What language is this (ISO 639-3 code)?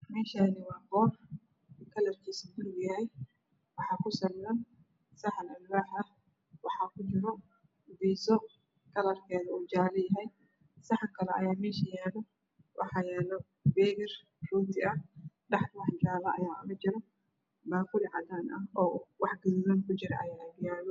som